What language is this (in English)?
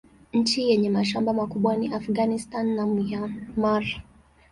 Swahili